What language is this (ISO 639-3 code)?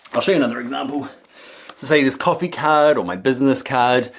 eng